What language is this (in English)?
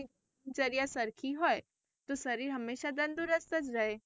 Gujarati